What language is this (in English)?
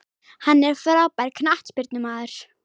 Icelandic